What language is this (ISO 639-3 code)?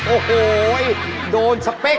tha